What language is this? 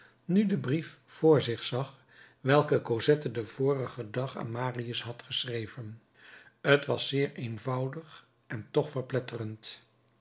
Dutch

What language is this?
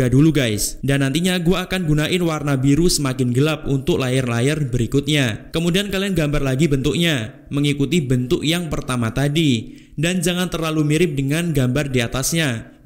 Indonesian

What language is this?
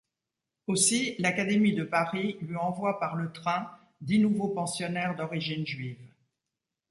French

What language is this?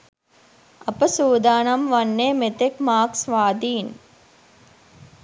Sinhala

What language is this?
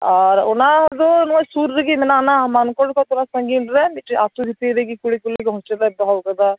Santali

